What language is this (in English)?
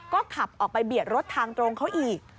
Thai